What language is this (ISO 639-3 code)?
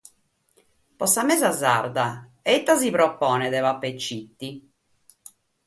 srd